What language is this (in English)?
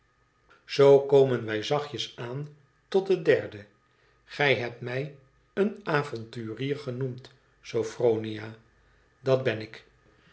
Dutch